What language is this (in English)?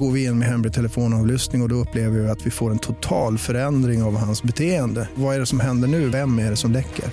Swedish